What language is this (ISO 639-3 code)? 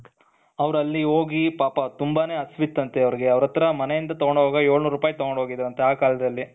kan